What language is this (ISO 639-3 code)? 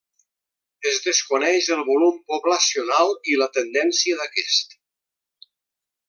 cat